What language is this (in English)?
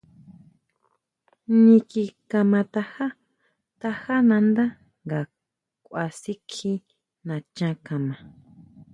Huautla Mazatec